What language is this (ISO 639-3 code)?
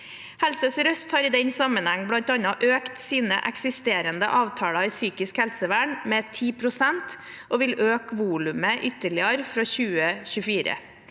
nor